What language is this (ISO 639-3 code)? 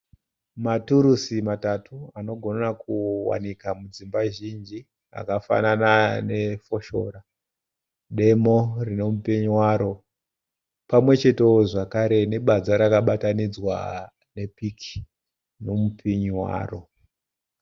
sna